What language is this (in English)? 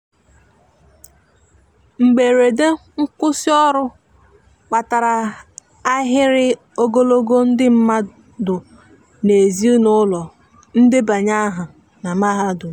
Igbo